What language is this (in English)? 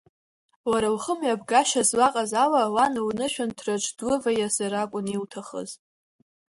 Abkhazian